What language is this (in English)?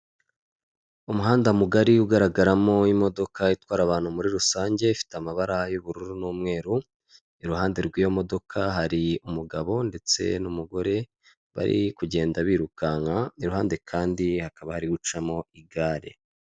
Kinyarwanda